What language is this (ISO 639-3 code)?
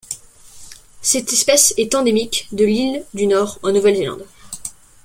fra